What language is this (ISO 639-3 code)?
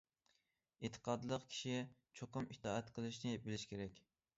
uig